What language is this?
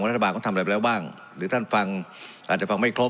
Thai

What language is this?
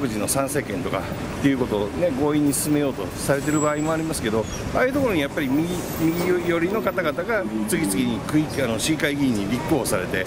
Japanese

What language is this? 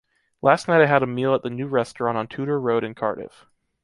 English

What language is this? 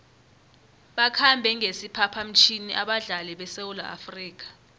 South Ndebele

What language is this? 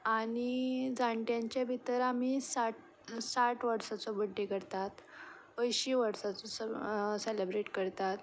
Konkani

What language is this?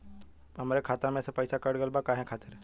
Bhojpuri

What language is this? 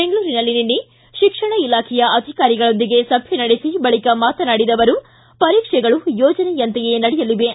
Kannada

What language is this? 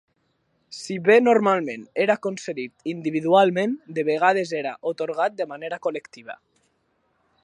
Catalan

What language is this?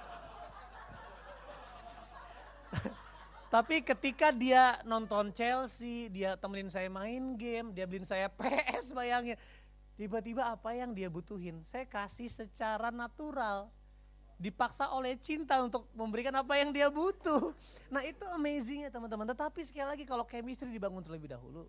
Indonesian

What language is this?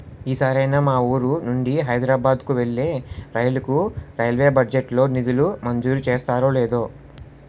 Telugu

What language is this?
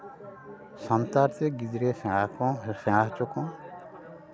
Santali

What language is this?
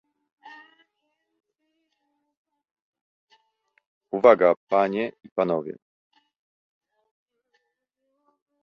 Polish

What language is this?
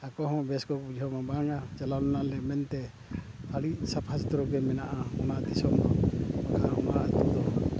Santali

